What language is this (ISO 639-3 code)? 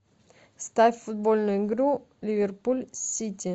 rus